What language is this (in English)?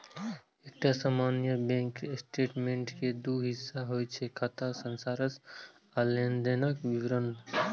Maithili